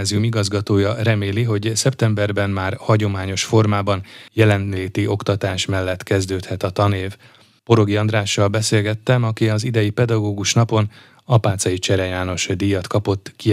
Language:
Hungarian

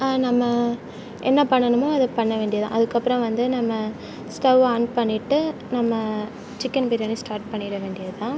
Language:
Tamil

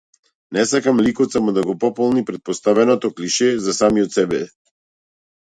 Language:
Macedonian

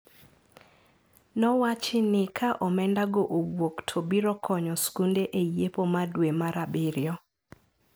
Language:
Luo (Kenya and Tanzania)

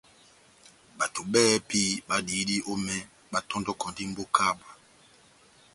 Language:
Batanga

